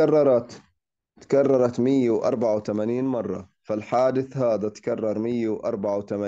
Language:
Arabic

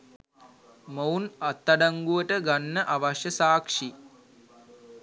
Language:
Sinhala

